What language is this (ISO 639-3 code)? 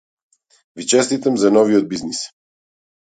mkd